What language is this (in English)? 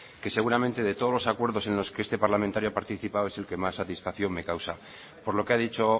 Spanish